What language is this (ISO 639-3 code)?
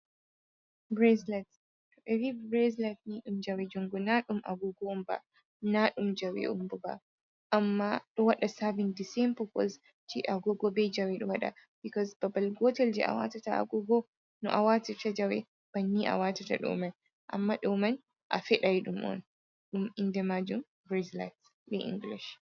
ful